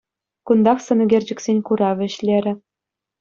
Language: Chuvash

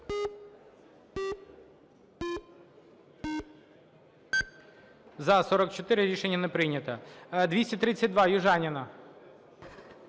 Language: Ukrainian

